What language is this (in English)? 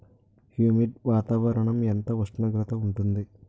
Telugu